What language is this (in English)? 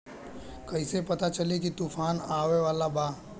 Bhojpuri